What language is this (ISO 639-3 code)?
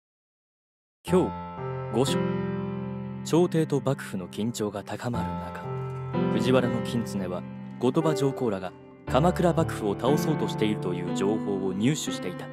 jpn